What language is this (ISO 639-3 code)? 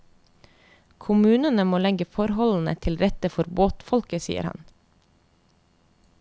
nor